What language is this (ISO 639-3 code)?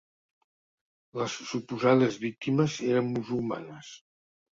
cat